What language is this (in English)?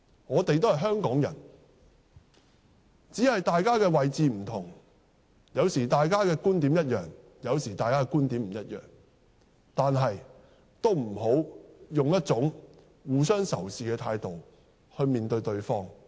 Cantonese